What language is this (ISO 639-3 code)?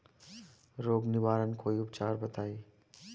bho